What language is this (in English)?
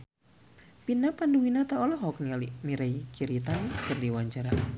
Sundanese